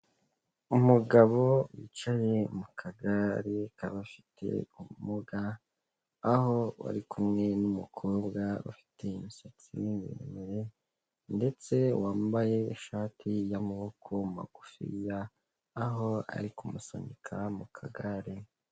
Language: Kinyarwanda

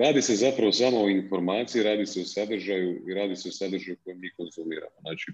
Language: Croatian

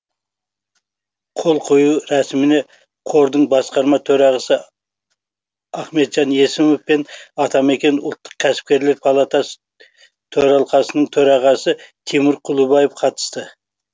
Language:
Kazakh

